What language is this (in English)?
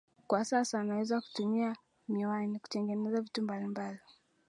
Swahili